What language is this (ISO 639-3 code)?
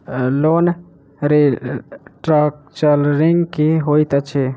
mai